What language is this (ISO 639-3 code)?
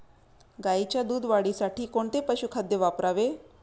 mar